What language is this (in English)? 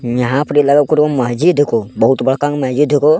Angika